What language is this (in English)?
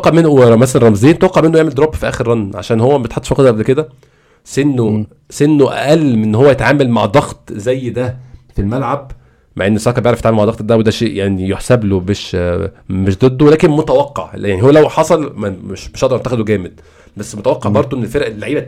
Arabic